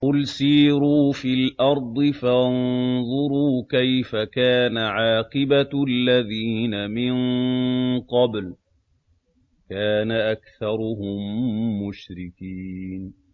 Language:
Arabic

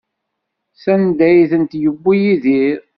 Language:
Kabyle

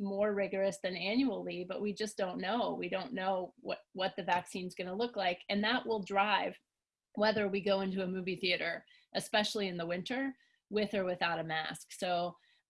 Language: English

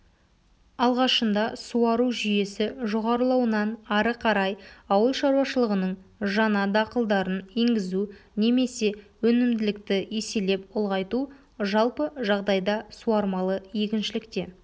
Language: Kazakh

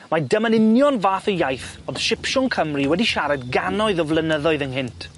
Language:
Welsh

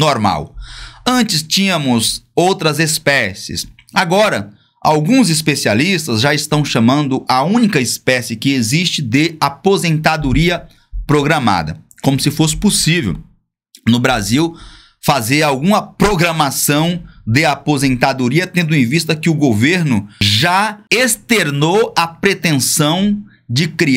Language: Portuguese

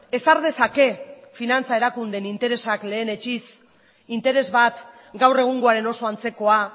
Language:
Basque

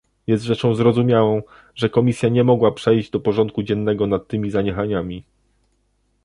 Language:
Polish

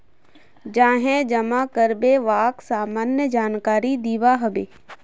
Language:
Magahi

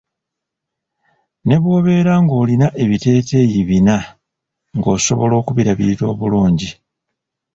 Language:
Ganda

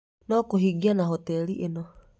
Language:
Kikuyu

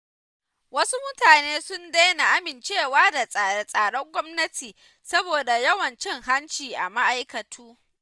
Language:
Hausa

